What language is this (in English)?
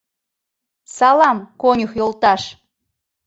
Mari